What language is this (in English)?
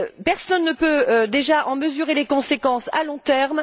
French